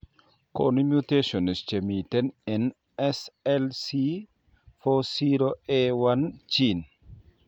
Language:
Kalenjin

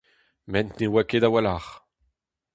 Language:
Breton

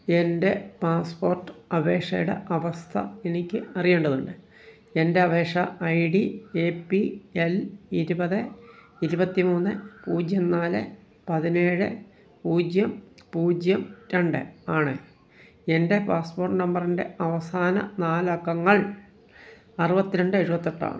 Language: Malayalam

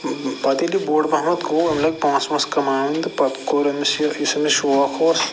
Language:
Kashmiri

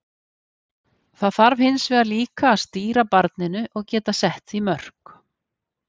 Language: Icelandic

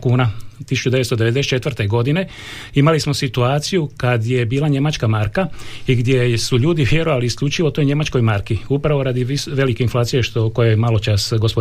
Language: Croatian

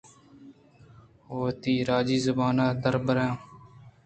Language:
Eastern Balochi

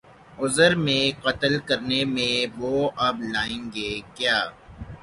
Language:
Urdu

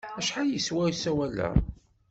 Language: Kabyle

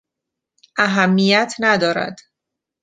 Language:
Persian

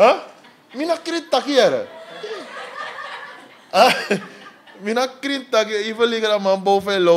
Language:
Dutch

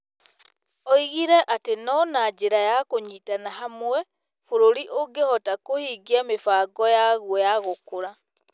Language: Kikuyu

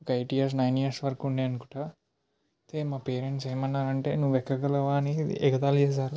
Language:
Telugu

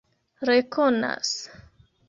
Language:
Esperanto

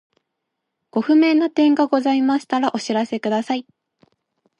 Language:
Japanese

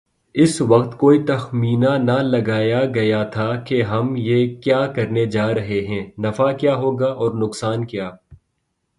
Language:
Urdu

